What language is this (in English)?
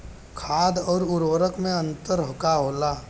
Bhojpuri